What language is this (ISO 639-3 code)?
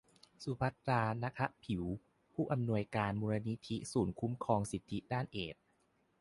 tha